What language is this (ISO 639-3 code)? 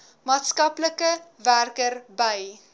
afr